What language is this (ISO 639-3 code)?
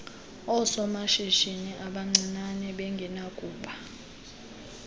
xho